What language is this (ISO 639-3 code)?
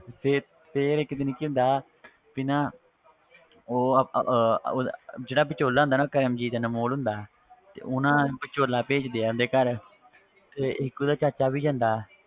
pan